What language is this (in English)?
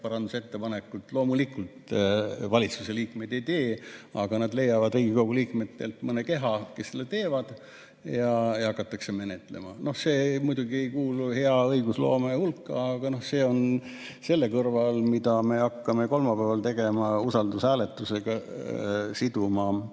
Estonian